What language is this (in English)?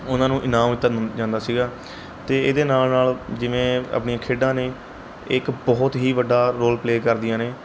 Punjabi